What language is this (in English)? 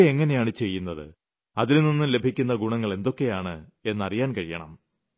Malayalam